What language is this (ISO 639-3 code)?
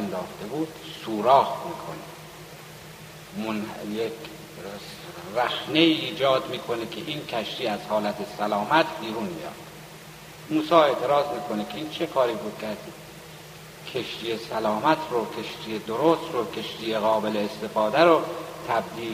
fas